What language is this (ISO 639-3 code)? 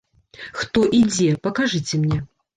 bel